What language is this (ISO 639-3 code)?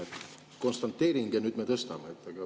est